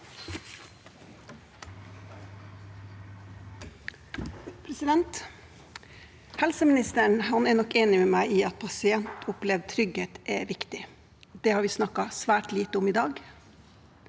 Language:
Norwegian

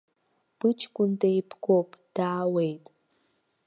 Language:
Abkhazian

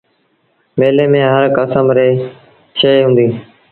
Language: Sindhi Bhil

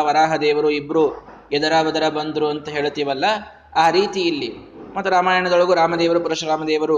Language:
Kannada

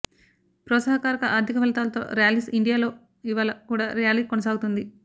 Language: Telugu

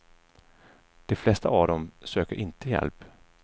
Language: Swedish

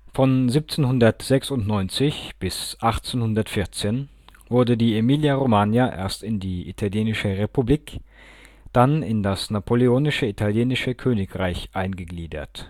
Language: German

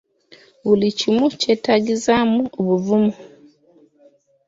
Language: Ganda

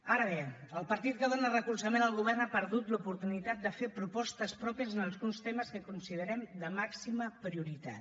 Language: Catalan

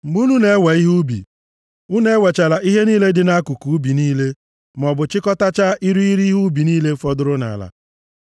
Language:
Igbo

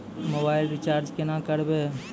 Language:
Maithili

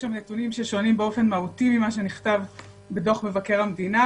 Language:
Hebrew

